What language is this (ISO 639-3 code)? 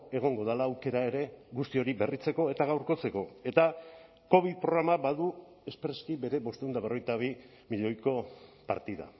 eus